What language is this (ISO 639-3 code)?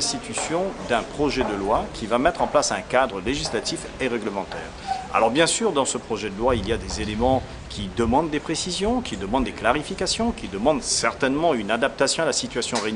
fra